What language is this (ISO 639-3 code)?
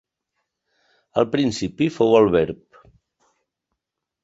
cat